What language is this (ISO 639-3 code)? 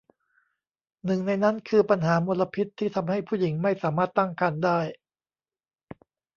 tha